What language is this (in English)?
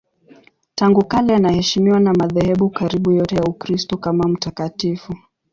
Swahili